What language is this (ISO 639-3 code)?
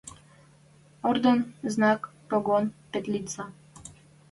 mrj